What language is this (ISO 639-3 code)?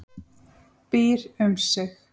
isl